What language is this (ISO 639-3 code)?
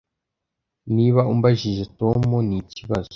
kin